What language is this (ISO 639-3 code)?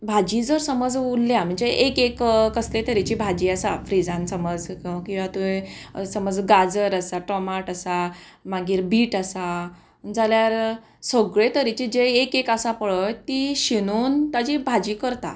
kok